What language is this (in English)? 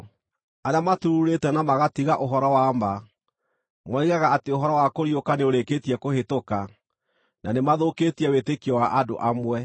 Kikuyu